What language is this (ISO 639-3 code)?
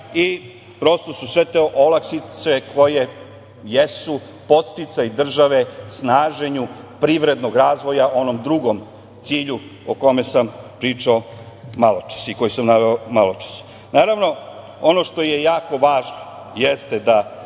srp